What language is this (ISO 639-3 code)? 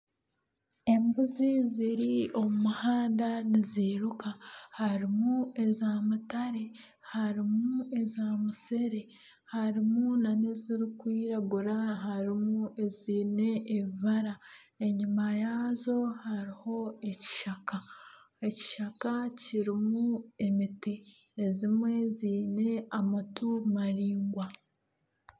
nyn